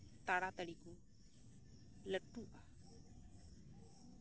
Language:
Santali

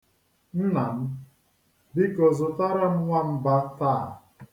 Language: Igbo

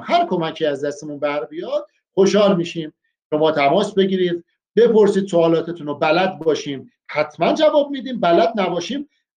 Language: Persian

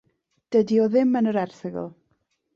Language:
Welsh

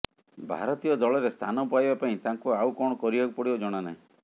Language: Odia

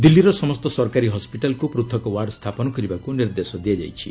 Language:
Odia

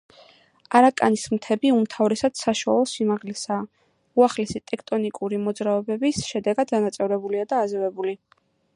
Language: Georgian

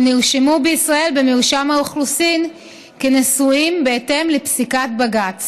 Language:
Hebrew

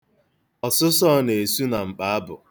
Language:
Igbo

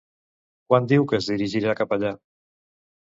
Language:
Catalan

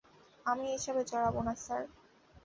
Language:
Bangla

